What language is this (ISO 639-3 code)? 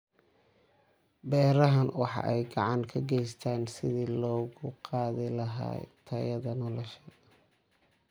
som